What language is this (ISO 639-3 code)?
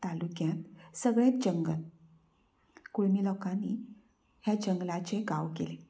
kok